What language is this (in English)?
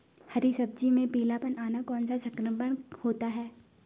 Hindi